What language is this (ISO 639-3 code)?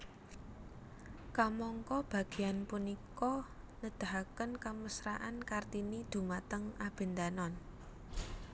jav